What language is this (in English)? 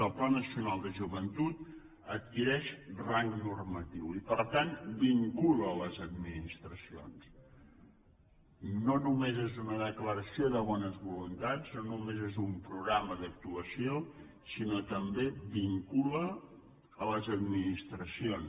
Catalan